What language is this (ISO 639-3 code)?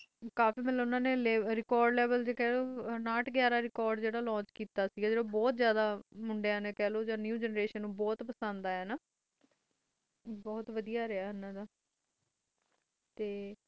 pan